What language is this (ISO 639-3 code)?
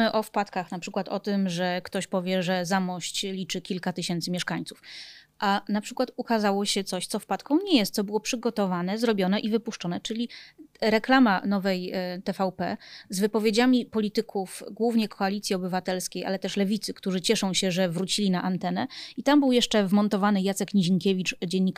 pol